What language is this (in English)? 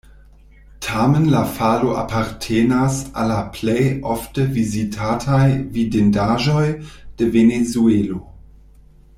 Esperanto